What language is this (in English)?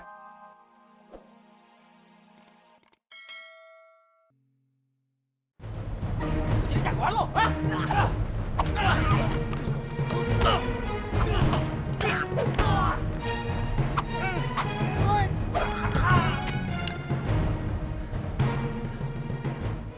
Indonesian